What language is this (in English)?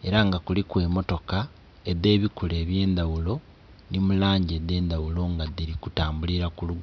Soga